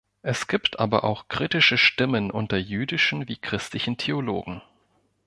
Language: German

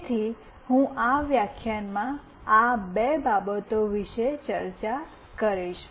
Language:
Gujarati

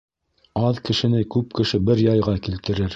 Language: Bashkir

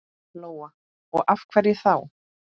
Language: Icelandic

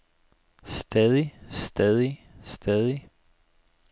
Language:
Danish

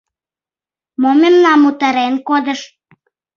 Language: Mari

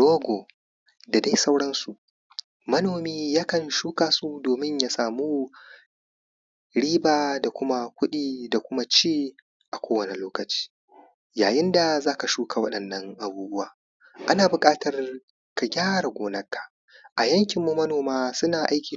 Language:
Hausa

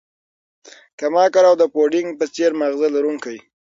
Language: Pashto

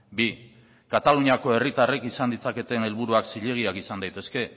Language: Basque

